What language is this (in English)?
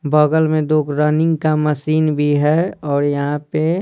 Hindi